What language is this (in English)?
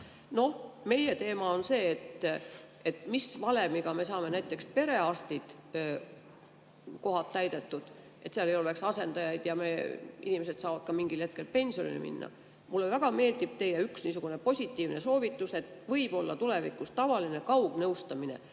Estonian